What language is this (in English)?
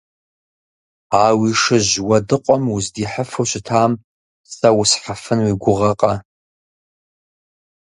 Kabardian